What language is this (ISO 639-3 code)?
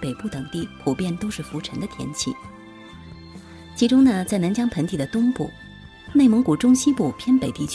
zho